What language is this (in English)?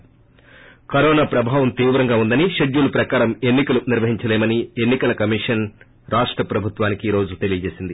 Telugu